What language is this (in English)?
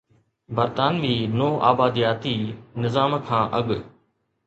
Sindhi